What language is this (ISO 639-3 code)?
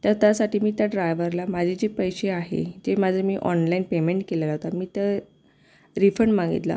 mar